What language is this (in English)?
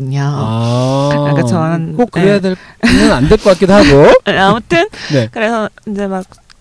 Korean